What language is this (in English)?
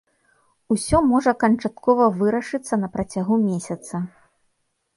Belarusian